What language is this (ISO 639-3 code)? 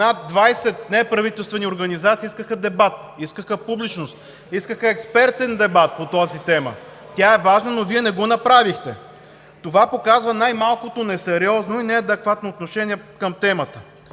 bul